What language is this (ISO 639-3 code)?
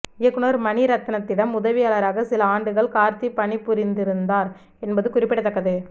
tam